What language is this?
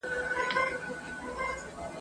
Pashto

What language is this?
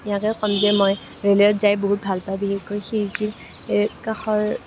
Assamese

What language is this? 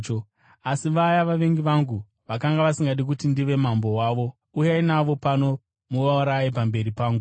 Shona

